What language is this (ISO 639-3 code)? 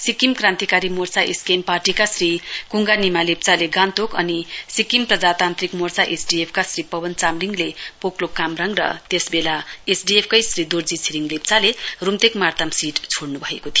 nep